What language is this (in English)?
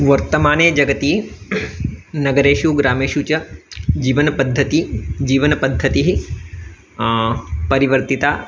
Sanskrit